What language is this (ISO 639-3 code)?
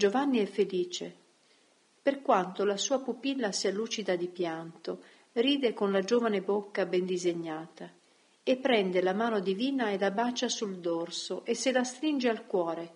ita